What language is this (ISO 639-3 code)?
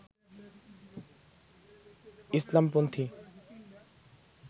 ben